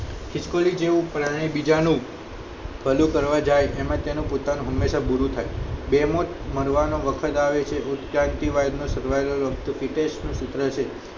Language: Gujarati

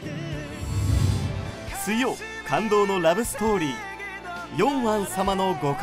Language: Japanese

